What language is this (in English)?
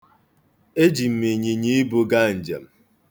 Igbo